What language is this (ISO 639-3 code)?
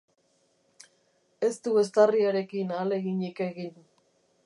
eus